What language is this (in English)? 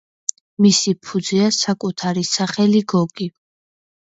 Georgian